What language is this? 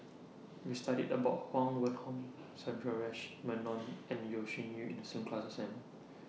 English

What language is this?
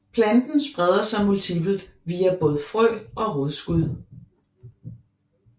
Danish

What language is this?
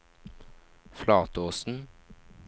Norwegian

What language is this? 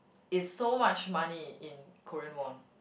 English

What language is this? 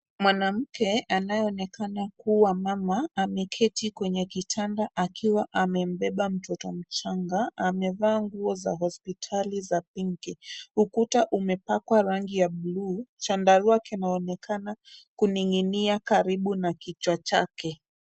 Swahili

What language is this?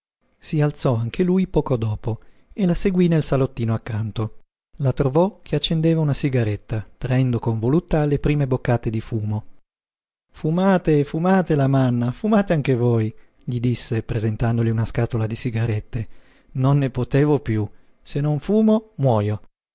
Italian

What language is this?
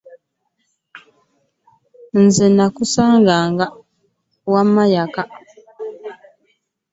Ganda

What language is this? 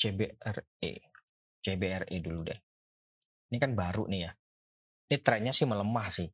Indonesian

